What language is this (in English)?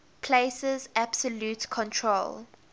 English